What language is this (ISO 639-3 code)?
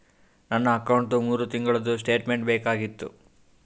kan